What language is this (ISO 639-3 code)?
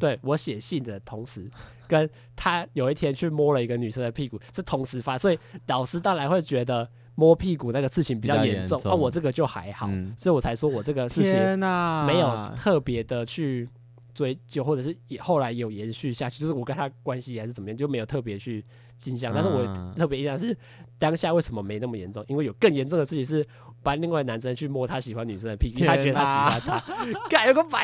zho